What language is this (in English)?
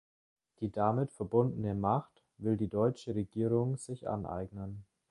German